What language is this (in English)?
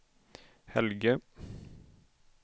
Swedish